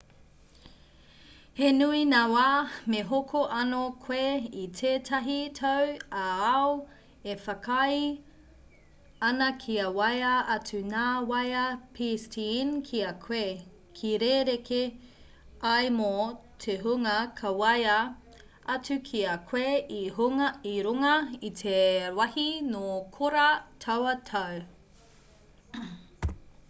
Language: Māori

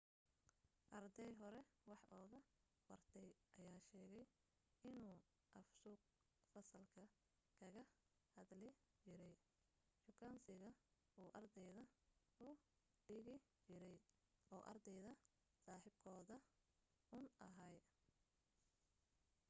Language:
Somali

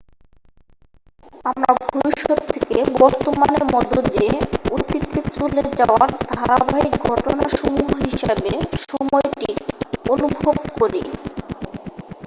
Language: Bangla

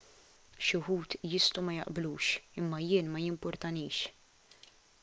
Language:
Maltese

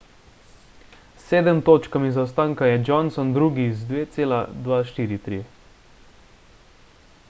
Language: Slovenian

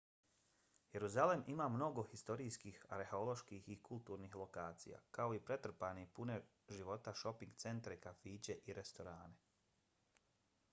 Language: Bosnian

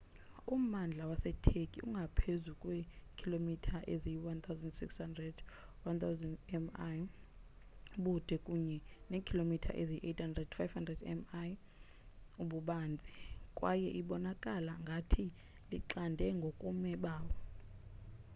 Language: Xhosa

